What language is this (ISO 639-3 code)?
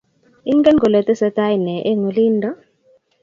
kln